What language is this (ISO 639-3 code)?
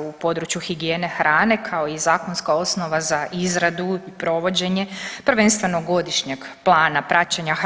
hrv